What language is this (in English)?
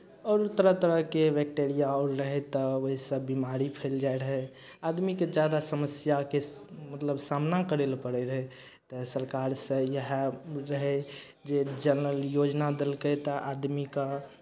Maithili